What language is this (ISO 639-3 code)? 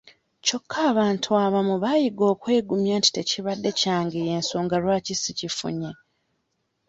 lug